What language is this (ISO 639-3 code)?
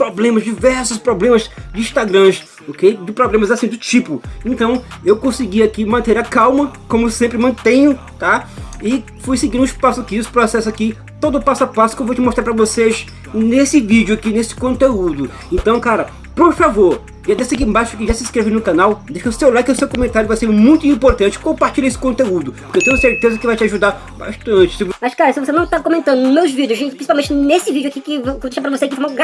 por